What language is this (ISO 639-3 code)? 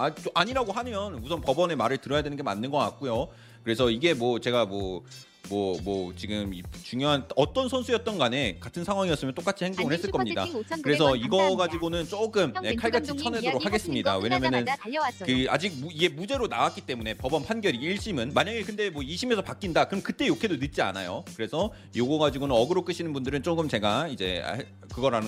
kor